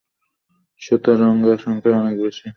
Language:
Bangla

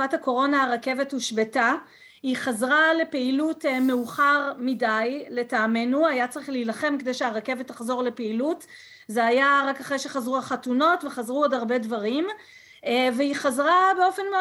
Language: Hebrew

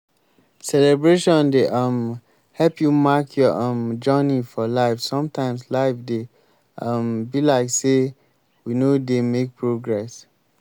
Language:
Nigerian Pidgin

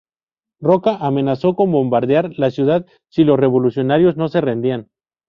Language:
Spanish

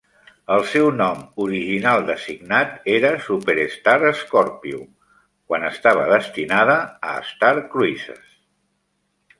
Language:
Catalan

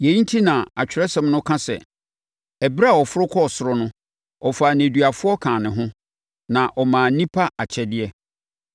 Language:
Akan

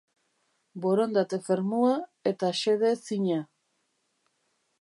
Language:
Basque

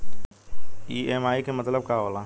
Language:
Bhojpuri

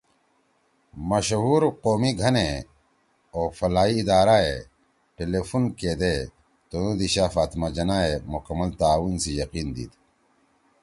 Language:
Torwali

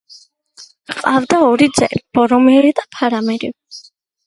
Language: Georgian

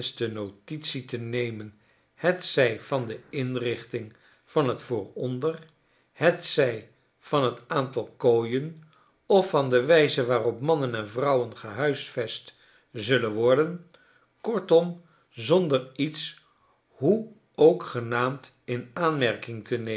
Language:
Dutch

